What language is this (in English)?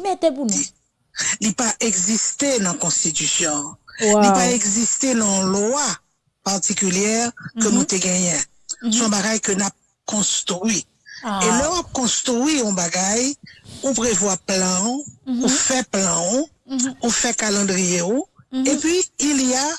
French